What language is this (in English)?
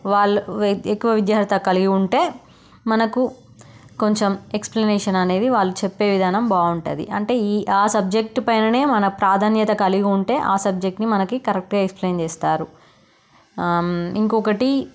Telugu